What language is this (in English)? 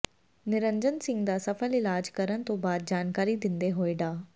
Punjabi